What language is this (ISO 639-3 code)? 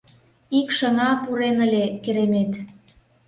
chm